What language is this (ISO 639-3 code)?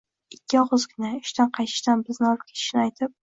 uzb